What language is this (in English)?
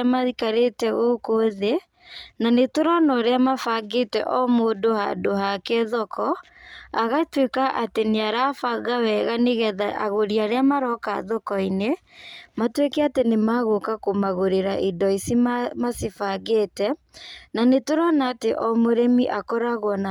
Kikuyu